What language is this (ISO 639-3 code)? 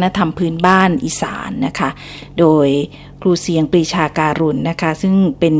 tha